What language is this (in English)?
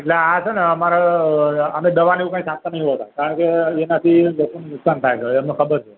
Gujarati